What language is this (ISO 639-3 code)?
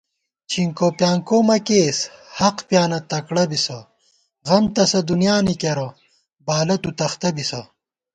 gwt